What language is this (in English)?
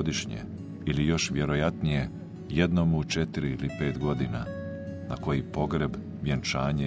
Croatian